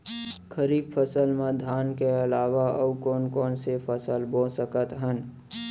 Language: Chhattisgarhi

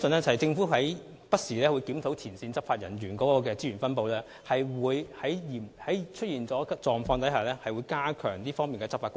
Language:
Cantonese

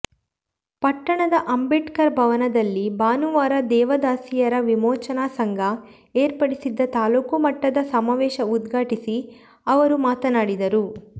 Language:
Kannada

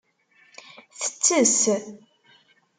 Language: Kabyle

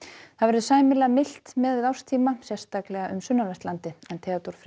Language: Icelandic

